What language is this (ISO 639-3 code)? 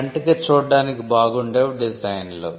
tel